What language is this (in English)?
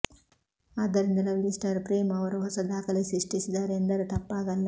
Kannada